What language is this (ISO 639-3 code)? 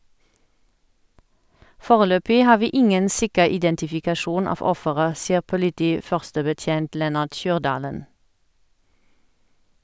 nor